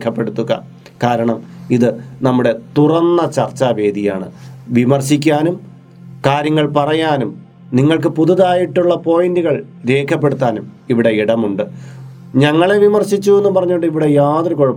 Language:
Malayalam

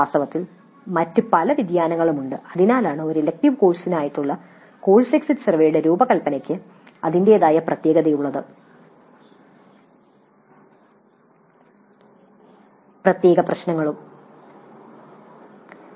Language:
Malayalam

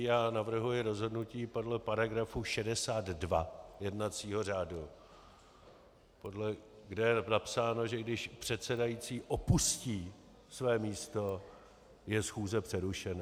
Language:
Czech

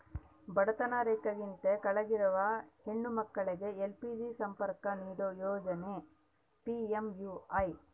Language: Kannada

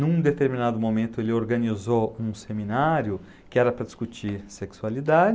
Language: Portuguese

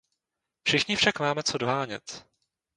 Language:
Czech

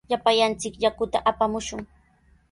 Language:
Sihuas Ancash Quechua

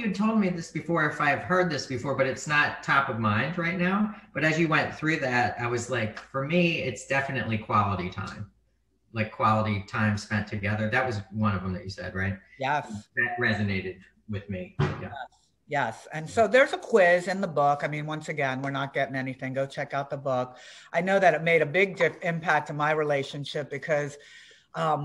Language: English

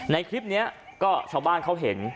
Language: Thai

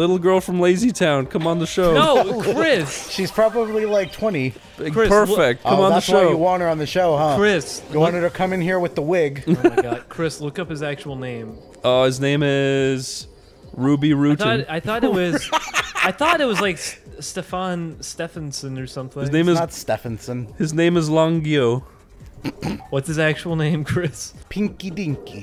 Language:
English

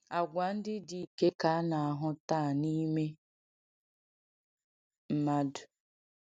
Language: Igbo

